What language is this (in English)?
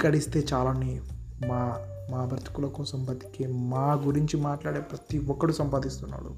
Telugu